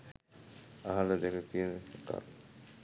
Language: Sinhala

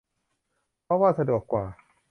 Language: Thai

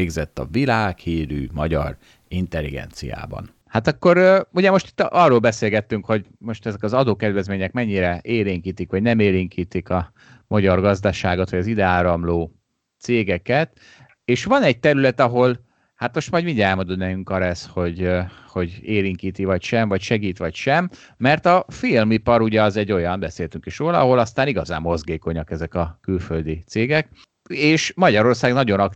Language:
Hungarian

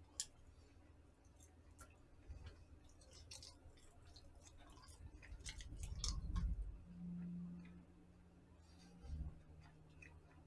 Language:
Korean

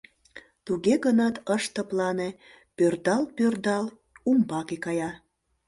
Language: Mari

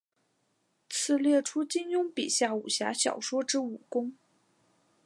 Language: Chinese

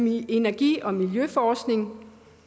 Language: Danish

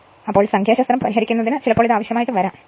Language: Malayalam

